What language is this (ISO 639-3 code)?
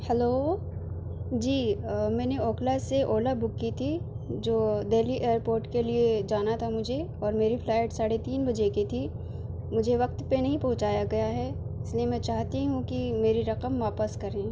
urd